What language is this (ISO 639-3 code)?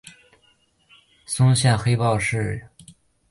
zho